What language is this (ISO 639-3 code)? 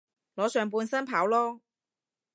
yue